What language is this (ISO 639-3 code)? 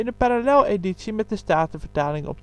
nld